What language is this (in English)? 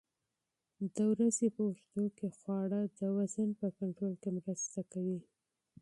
Pashto